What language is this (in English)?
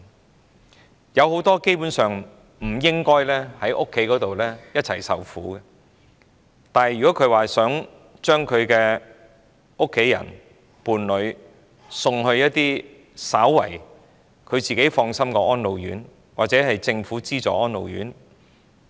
Cantonese